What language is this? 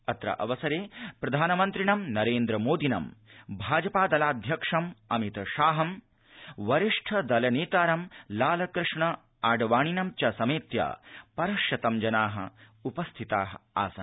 Sanskrit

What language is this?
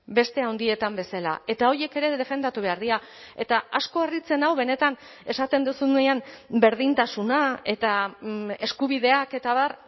Basque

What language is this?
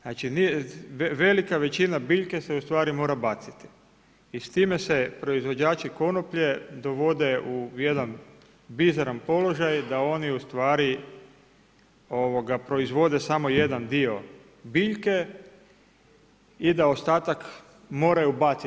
Croatian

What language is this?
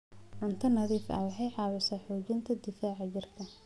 Somali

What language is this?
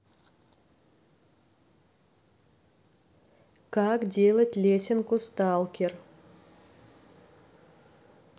Russian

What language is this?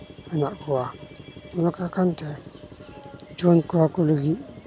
Santali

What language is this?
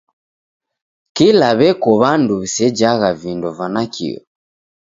Taita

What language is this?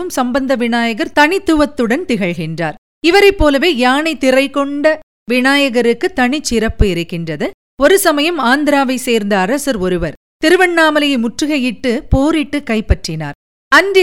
Tamil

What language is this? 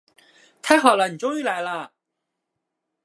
Chinese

